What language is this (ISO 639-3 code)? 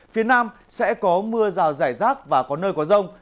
vie